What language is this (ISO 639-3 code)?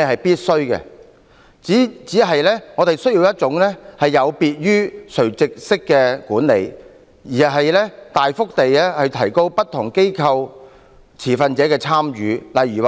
yue